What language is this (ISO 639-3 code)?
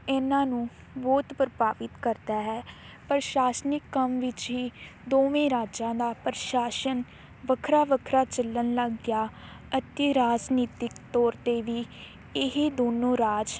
pan